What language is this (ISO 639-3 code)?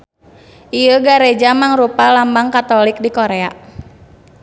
sun